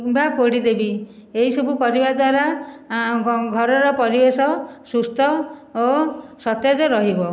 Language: Odia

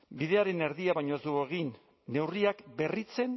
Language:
Basque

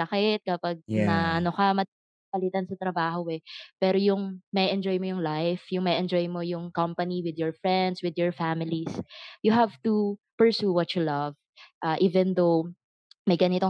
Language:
Filipino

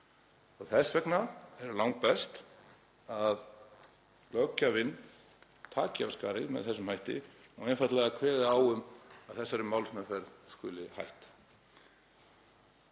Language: Icelandic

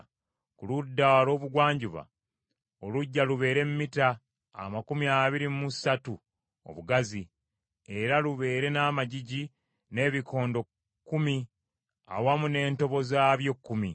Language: Ganda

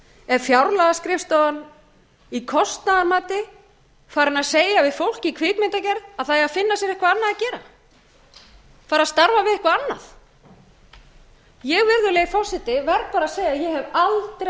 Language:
Icelandic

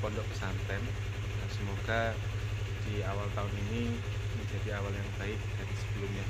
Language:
Indonesian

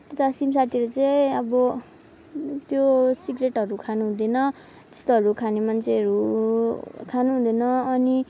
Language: Nepali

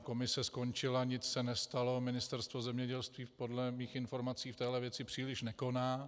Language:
Czech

